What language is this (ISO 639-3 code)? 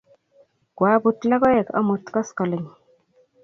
kln